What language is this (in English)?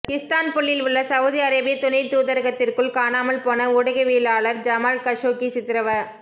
Tamil